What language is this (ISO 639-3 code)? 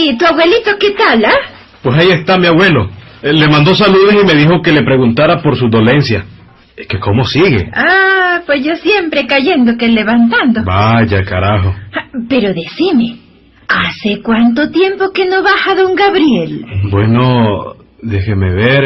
spa